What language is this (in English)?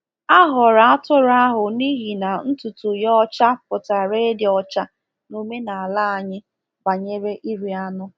Igbo